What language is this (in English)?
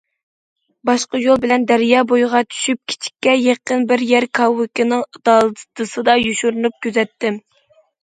Uyghur